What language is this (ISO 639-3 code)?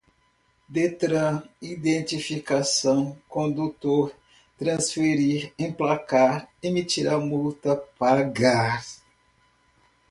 por